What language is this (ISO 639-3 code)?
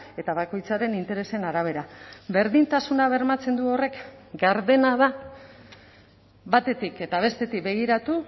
eus